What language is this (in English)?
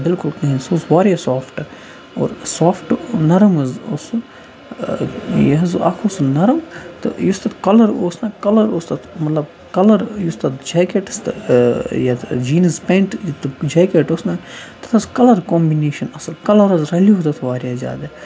Kashmiri